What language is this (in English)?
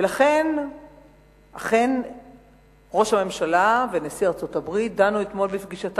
Hebrew